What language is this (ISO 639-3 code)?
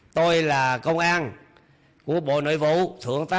vie